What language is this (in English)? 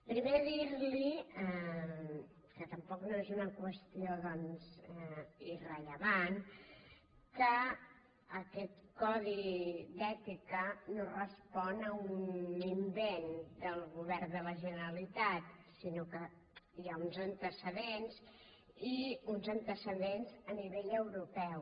Catalan